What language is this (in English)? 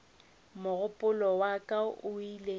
Northern Sotho